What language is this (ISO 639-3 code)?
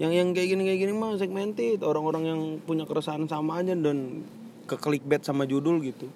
ind